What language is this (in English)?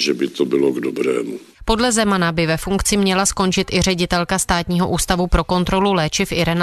Czech